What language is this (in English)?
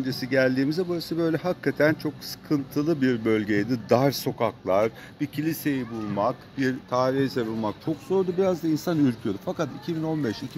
Turkish